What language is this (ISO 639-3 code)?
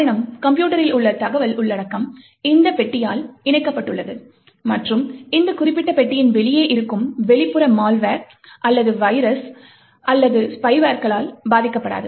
tam